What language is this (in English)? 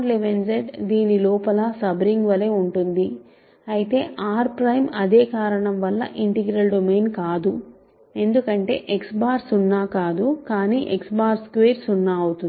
Telugu